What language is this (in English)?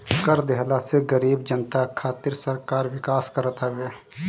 Bhojpuri